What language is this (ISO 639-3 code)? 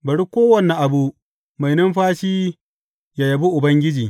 hau